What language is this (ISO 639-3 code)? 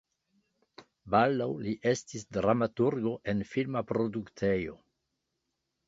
epo